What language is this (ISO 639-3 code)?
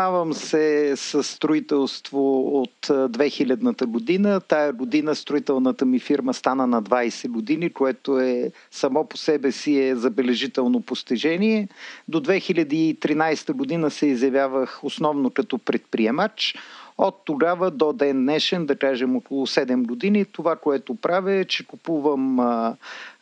bul